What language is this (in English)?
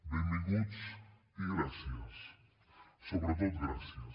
Catalan